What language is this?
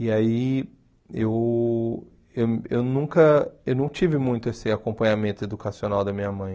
Portuguese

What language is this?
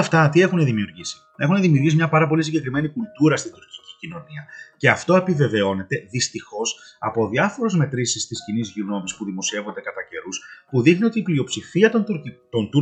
Greek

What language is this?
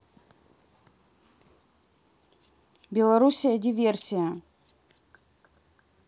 Russian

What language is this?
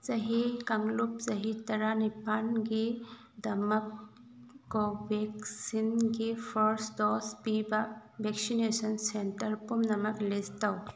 Manipuri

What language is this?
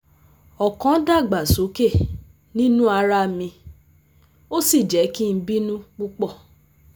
Yoruba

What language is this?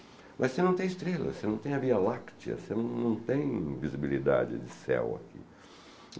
Portuguese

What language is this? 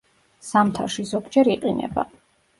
Georgian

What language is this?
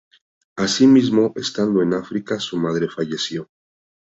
Spanish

